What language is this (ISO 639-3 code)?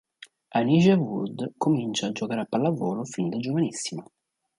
ita